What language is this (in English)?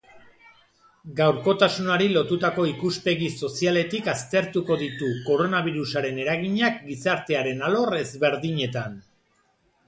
Basque